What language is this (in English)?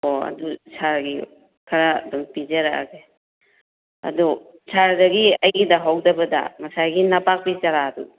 Manipuri